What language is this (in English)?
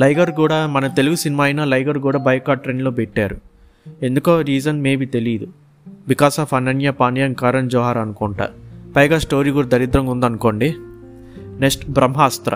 Telugu